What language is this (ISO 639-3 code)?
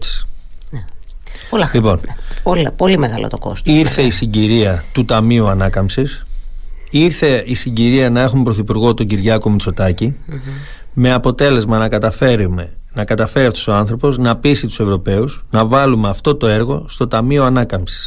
ell